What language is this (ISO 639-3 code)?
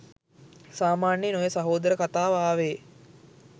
sin